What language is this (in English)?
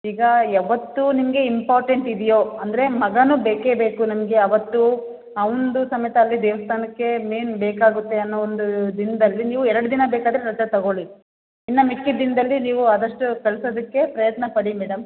Kannada